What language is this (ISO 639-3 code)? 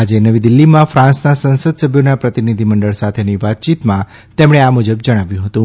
guj